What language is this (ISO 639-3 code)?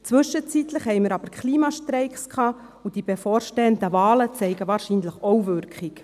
gsw